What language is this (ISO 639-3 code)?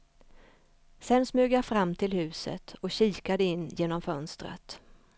swe